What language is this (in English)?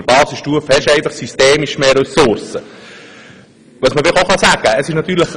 Swiss German